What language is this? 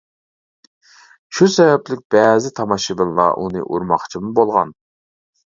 Uyghur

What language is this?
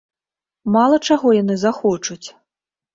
Belarusian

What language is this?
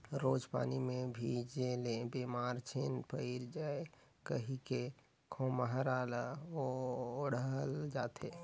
Chhattisgarhi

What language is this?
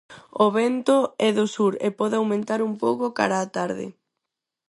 Galician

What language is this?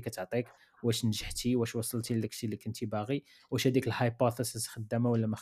Arabic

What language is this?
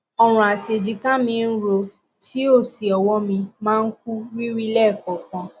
Yoruba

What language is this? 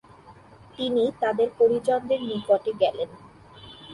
Bangla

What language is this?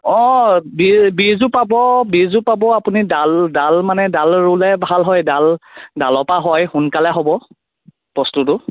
Assamese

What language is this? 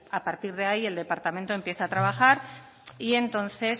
Spanish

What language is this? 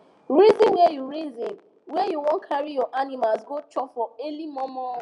Nigerian Pidgin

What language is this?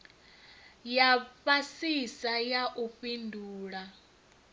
Venda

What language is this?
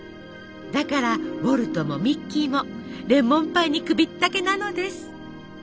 Japanese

